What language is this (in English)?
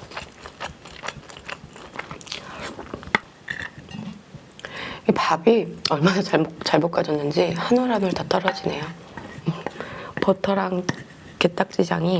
Korean